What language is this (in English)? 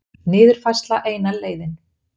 Icelandic